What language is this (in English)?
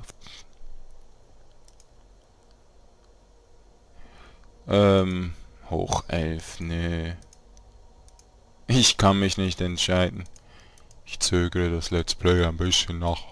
German